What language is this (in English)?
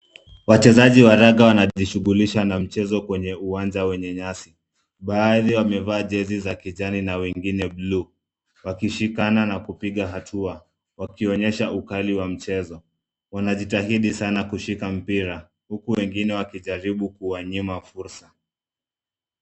Swahili